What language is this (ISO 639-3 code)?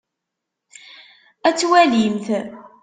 kab